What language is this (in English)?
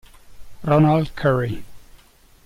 Italian